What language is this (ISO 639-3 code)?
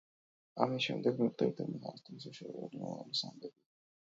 kat